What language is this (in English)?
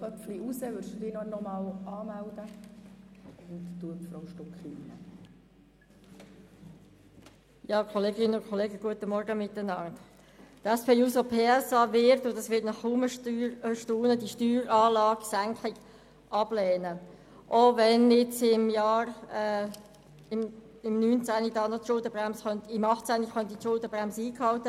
Swiss German